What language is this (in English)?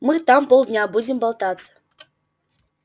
Russian